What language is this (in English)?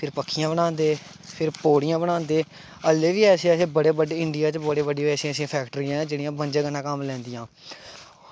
Dogri